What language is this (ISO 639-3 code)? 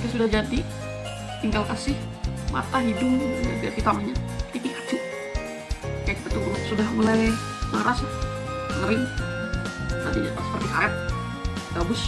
ind